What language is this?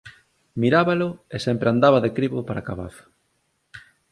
Galician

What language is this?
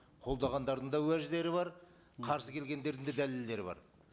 Kazakh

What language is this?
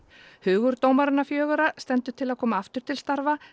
Icelandic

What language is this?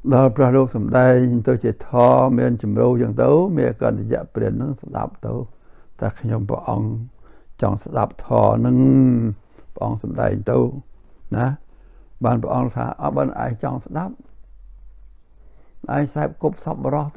Thai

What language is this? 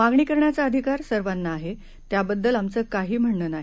Marathi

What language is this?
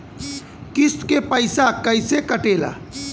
Bhojpuri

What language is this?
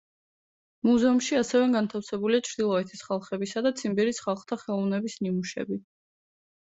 Georgian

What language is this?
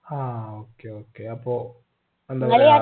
Malayalam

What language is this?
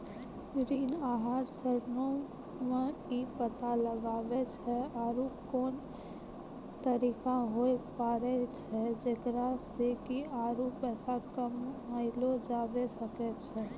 Maithili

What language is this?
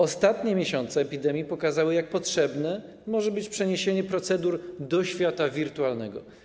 Polish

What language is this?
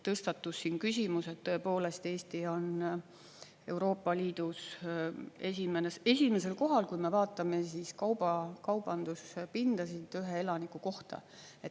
Estonian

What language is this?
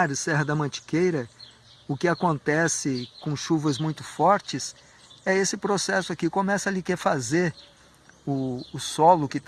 Portuguese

